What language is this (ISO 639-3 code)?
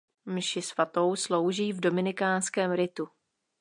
ces